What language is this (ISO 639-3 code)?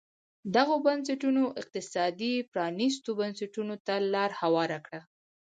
pus